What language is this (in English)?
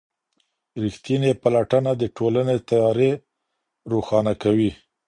Pashto